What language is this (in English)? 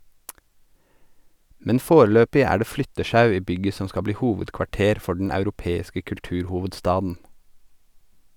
Norwegian